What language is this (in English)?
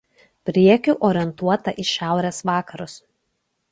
Lithuanian